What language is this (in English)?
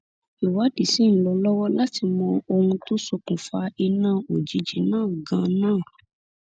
Yoruba